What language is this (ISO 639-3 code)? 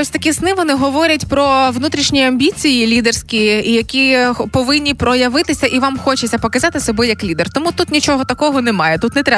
ukr